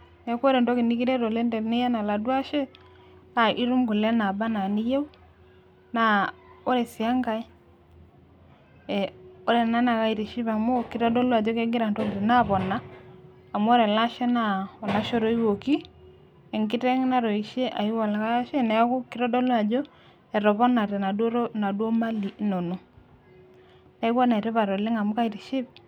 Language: Masai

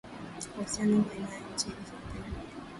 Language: Swahili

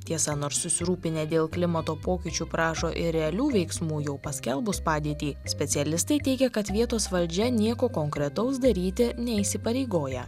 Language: Lithuanian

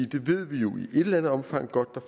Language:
Danish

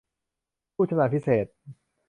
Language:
Thai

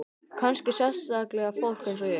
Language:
Icelandic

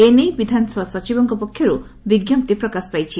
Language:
Odia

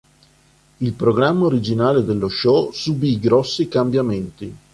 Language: Italian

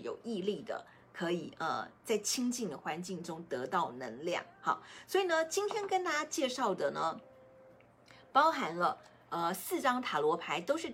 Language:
Chinese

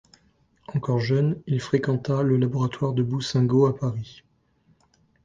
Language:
French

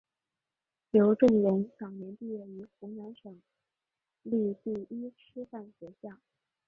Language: Chinese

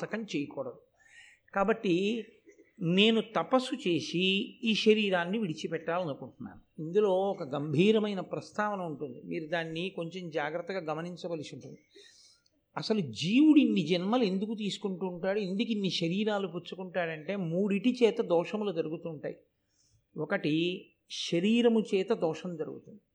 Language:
Telugu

